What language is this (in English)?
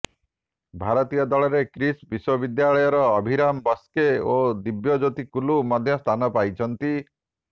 Odia